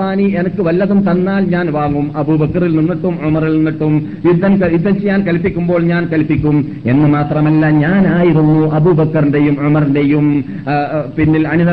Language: Malayalam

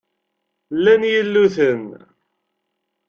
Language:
Kabyle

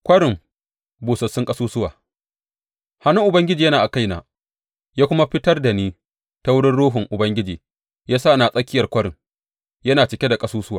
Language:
Hausa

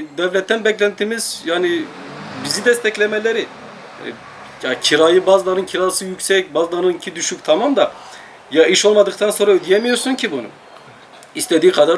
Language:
Turkish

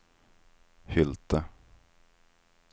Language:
Swedish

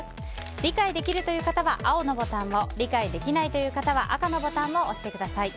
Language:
Japanese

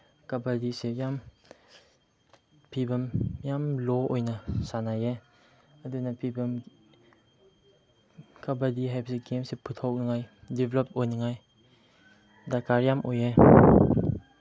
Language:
Manipuri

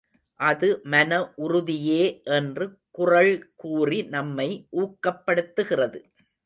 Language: Tamil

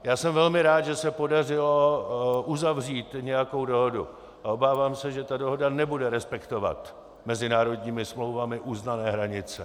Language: Czech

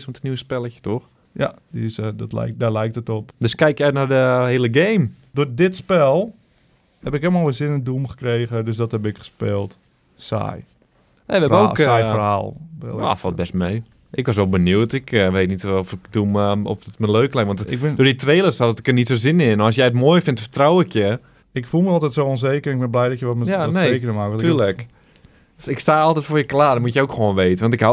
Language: Dutch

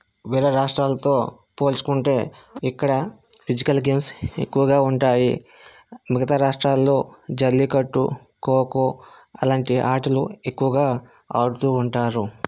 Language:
Telugu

